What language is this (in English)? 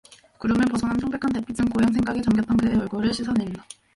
Korean